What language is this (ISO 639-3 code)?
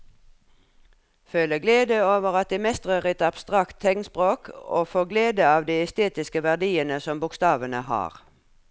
nor